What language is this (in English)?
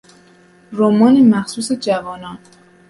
Persian